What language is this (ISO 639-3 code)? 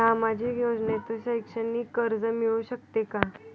mar